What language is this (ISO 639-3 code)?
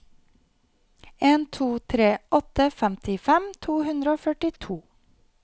nor